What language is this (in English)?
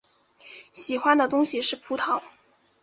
Chinese